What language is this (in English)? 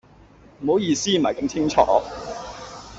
Cantonese